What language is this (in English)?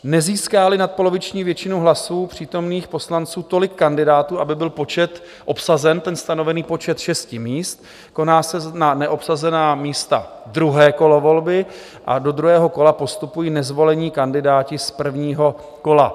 Czech